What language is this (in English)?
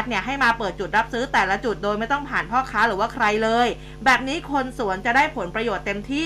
Thai